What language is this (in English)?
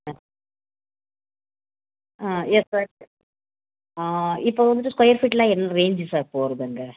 Tamil